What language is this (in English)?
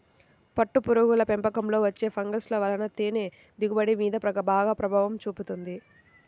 Telugu